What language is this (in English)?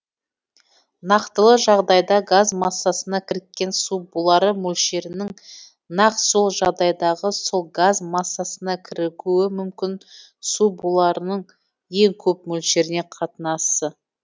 Kazakh